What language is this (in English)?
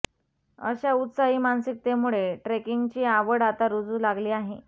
Marathi